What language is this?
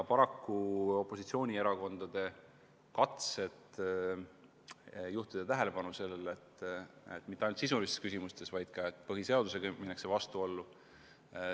Estonian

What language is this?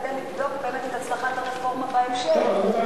Hebrew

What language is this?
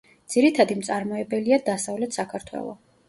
Georgian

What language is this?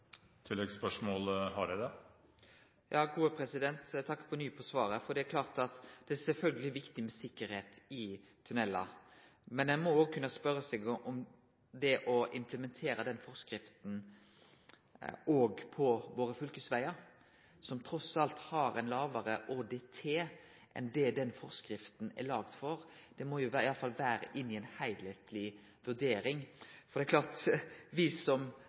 Norwegian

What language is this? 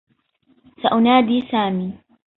Arabic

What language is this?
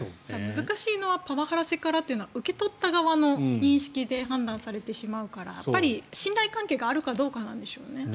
Japanese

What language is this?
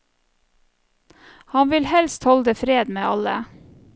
Norwegian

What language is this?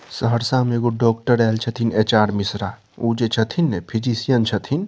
Maithili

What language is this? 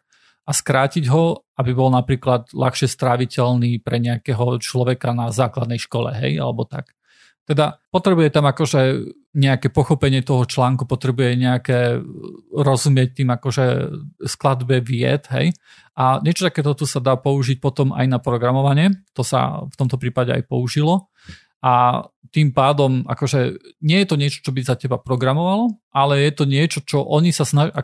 Slovak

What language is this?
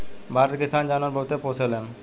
Bhojpuri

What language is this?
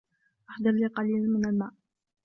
Arabic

